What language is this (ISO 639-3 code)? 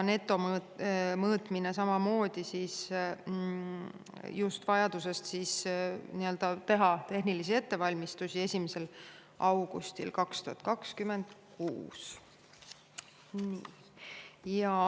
est